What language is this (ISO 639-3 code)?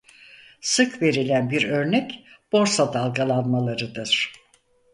tur